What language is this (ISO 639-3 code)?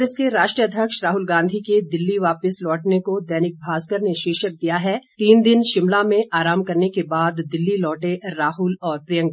hin